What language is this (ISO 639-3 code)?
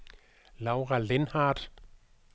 dan